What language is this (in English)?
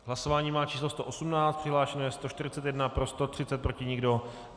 Czech